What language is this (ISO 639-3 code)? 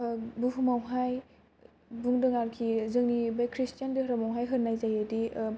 brx